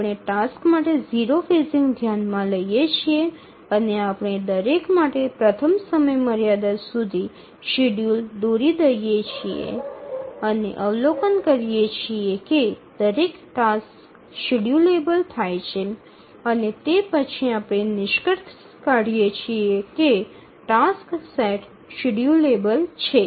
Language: Gujarati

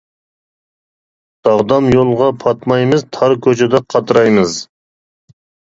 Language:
Uyghur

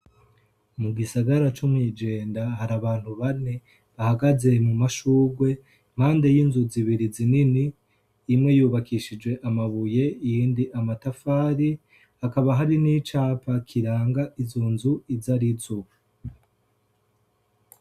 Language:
Rundi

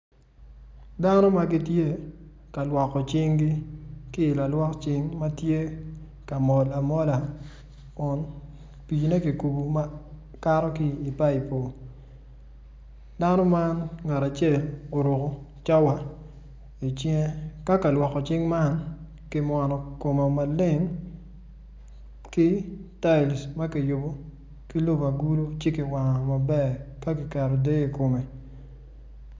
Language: Acoli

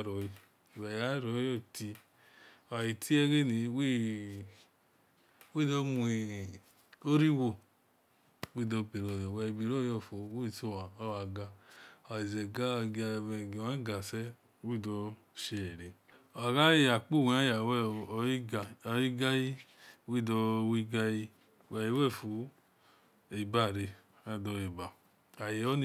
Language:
Esan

